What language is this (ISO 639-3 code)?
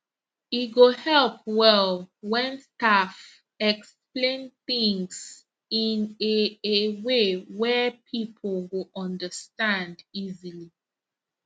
pcm